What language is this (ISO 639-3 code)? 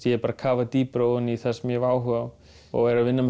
isl